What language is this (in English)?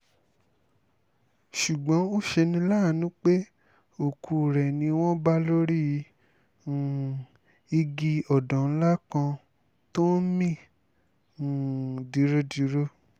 Yoruba